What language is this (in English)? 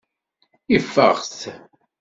Kabyle